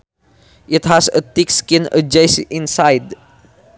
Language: Sundanese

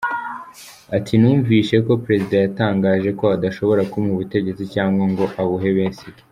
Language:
Kinyarwanda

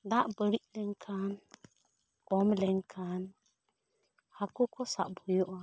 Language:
Santali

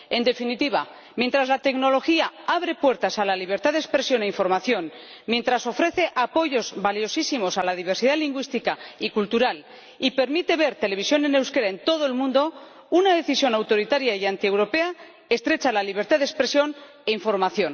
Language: Spanish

